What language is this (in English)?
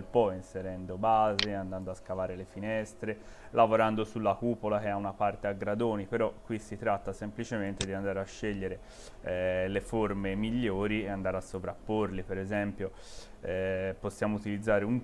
Italian